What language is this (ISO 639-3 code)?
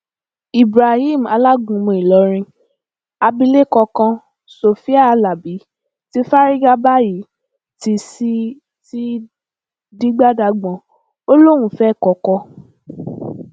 yor